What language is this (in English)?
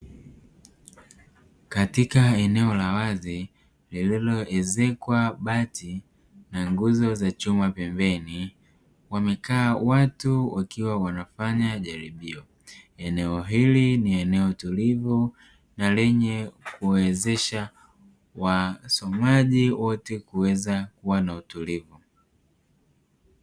Swahili